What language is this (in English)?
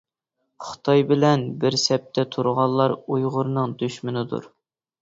Uyghur